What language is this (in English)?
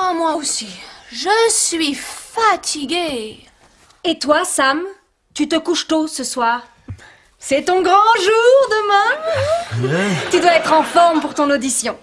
French